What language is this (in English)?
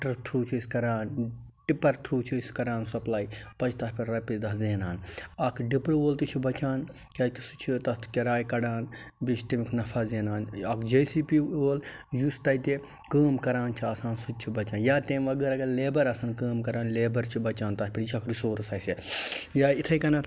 Kashmiri